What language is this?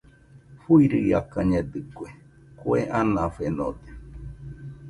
Nüpode Huitoto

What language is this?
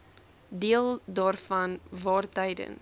Afrikaans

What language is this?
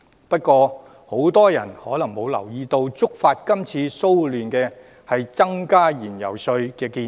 Cantonese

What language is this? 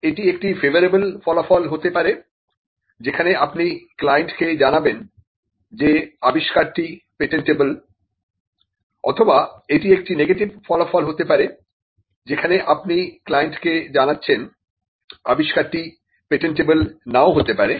Bangla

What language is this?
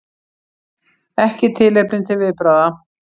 Icelandic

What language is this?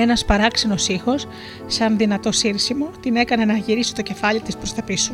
Greek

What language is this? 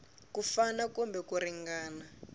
Tsonga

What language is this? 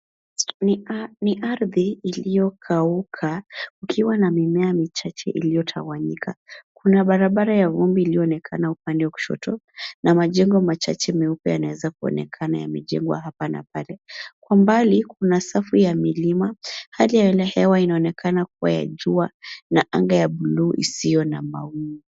Swahili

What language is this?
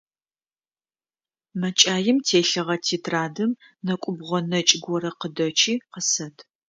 Adyghe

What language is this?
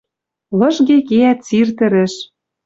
Western Mari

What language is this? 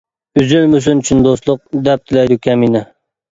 Uyghur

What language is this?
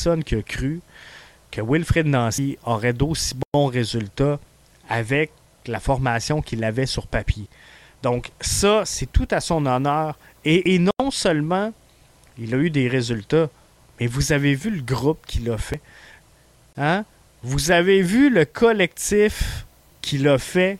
French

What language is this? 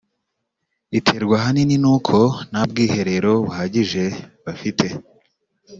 Kinyarwanda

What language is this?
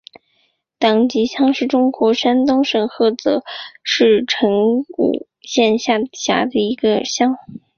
Chinese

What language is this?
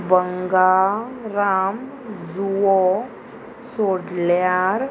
Konkani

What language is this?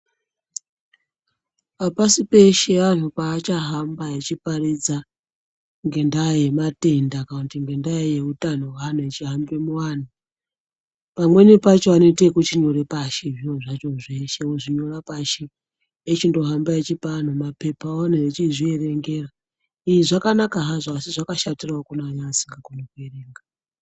Ndau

